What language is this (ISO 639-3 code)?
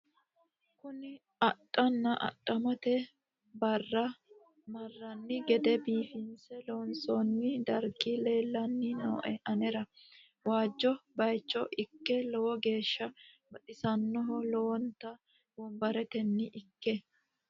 sid